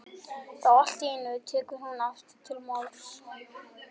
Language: Icelandic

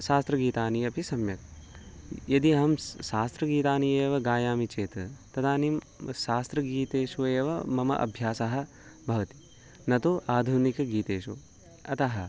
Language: Sanskrit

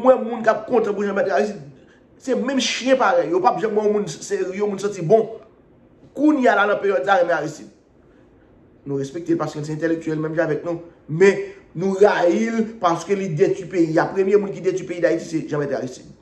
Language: French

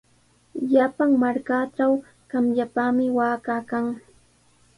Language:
Sihuas Ancash Quechua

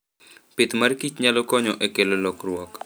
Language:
Luo (Kenya and Tanzania)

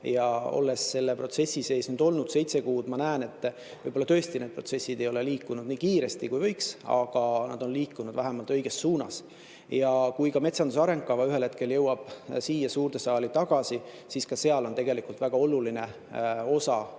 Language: Estonian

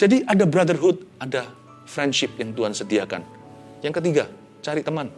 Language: Indonesian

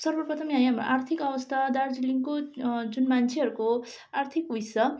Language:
Nepali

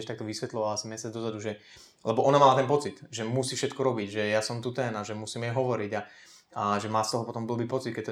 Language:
Slovak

